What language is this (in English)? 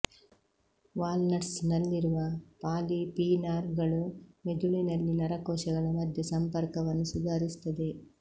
Kannada